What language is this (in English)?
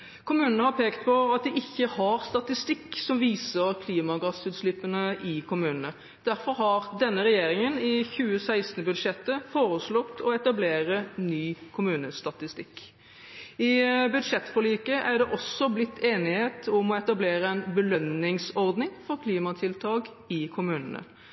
Norwegian Bokmål